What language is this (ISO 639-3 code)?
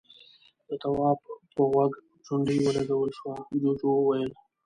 pus